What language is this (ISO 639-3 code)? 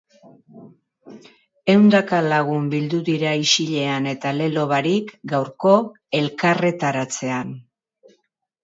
eus